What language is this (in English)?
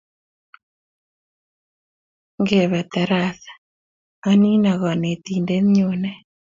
Kalenjin